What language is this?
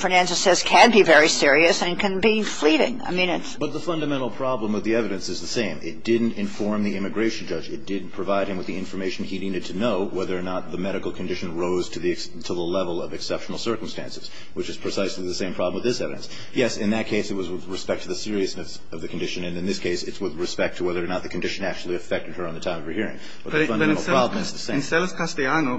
English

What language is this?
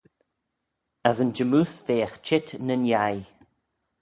Manx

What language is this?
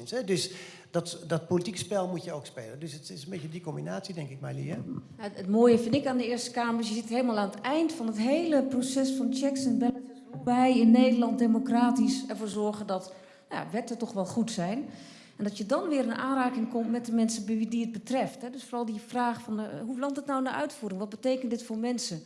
Dutch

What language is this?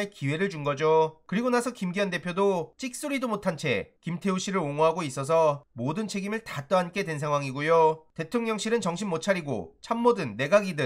Korean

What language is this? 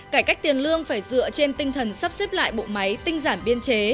Vietnamese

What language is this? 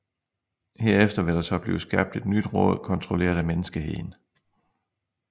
Danish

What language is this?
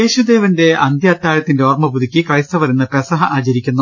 Malayalam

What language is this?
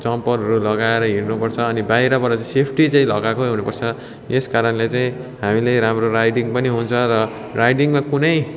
Nepali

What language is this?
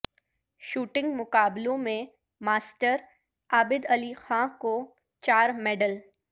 Urdu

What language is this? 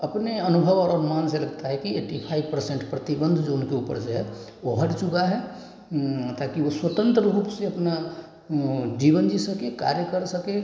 Hindi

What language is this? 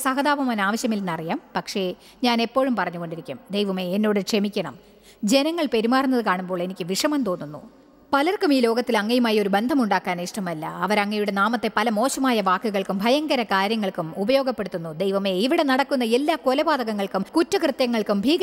Malayalam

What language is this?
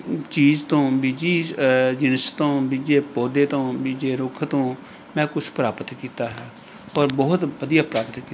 Punjabi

